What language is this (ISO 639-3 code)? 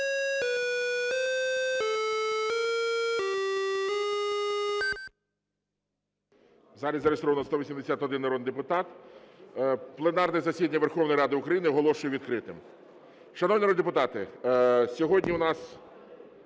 ukr